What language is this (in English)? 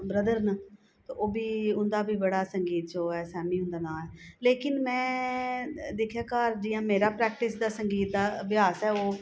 Dogri